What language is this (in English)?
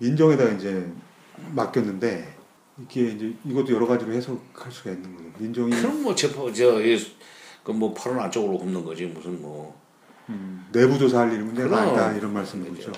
Korean